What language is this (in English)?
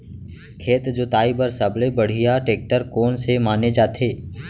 Chhattisgarhi